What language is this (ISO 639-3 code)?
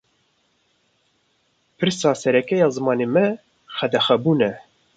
kur